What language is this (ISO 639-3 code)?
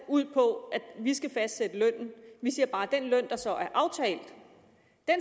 dan